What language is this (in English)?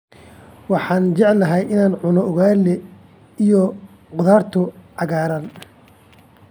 Somali